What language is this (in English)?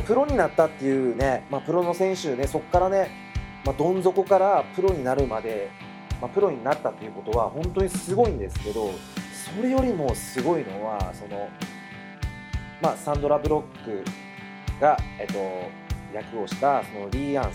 Japanese